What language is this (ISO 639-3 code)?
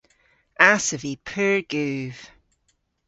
cor